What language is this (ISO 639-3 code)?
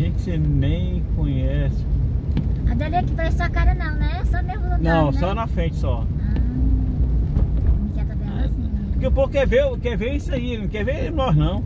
por